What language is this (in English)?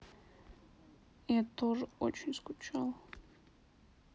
Russian